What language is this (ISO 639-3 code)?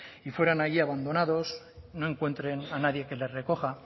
spa